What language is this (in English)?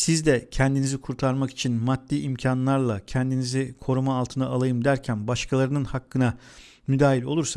Turkish